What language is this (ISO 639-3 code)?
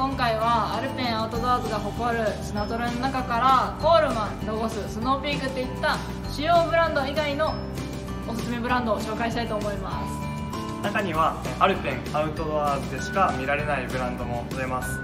jpn